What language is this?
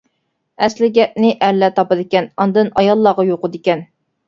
Uyghur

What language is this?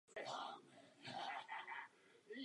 Czech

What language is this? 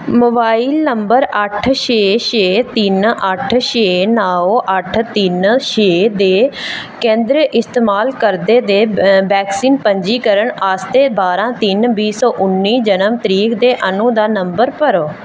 Dogri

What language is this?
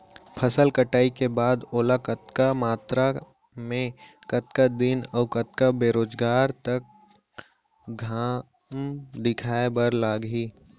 Chhattisgarhi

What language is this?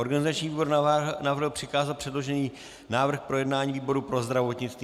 Czech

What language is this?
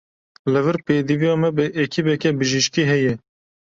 Kurdish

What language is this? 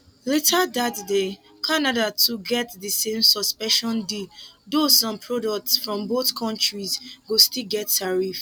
Nigerian Pidgin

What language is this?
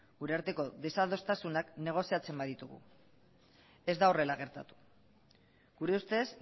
Basque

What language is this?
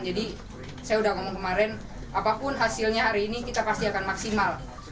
Indonesian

